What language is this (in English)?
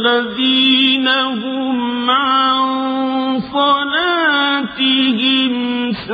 Urdu